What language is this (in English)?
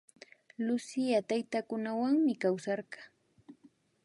Imbabura Highland Quichua